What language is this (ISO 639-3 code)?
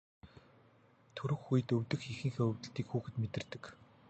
mon